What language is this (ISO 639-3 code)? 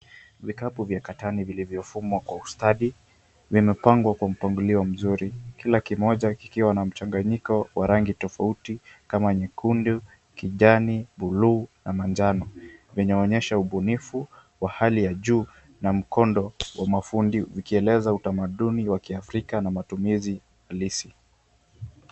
swa